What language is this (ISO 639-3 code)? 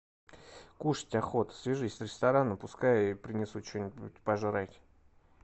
rus